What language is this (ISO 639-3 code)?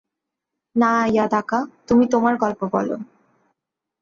ben